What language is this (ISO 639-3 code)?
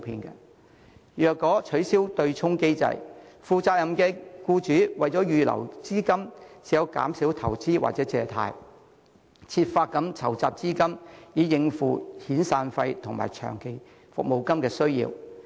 yue